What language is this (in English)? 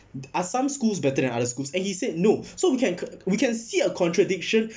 English